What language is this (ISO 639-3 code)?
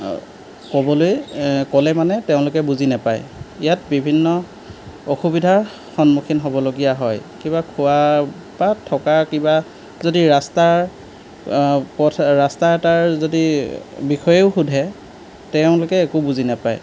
asm